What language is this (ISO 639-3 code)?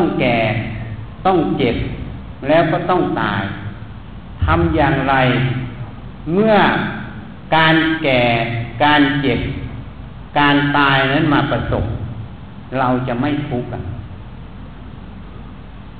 tha